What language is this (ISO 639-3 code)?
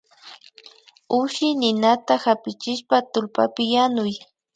qvi